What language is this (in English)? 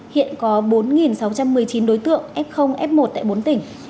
Vietnamese